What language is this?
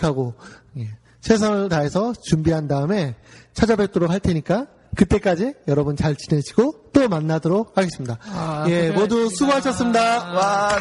Korean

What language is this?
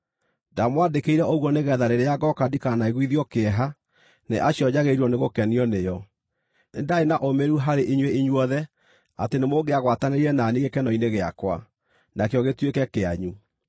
Kikuyu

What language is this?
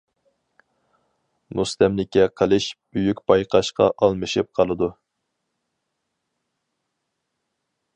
Uyghur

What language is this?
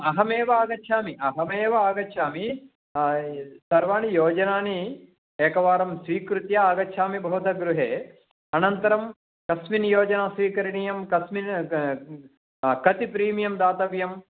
Sanskrit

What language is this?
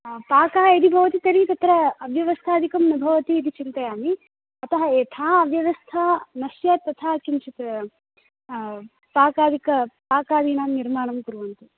Sanskrit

